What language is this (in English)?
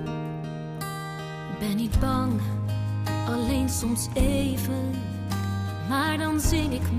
Dutch